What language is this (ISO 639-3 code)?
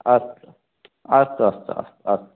san